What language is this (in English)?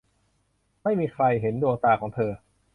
Thai